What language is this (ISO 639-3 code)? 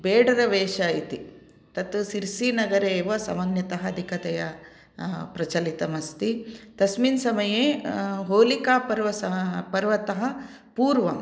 san